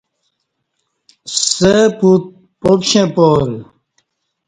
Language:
Kati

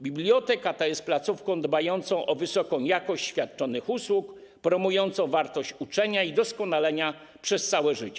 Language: Polish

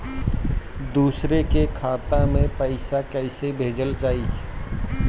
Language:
Bhojpuri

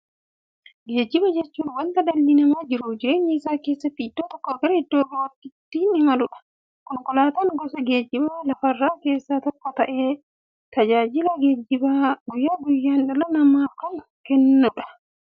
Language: Oromo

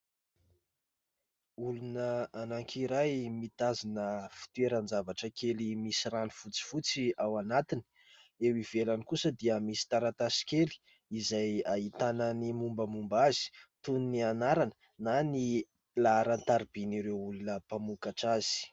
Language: Malagasy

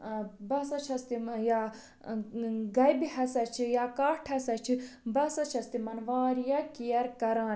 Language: Kashmiri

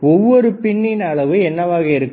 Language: Tamil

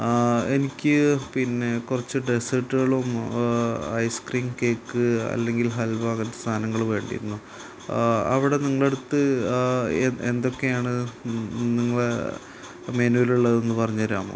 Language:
Malayalam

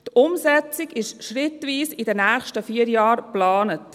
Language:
Swiss German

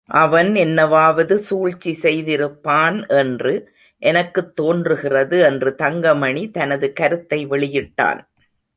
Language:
Tamil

